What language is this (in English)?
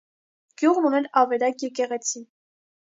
Armenian